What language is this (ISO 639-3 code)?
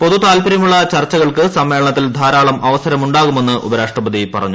mal